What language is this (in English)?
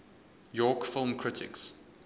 English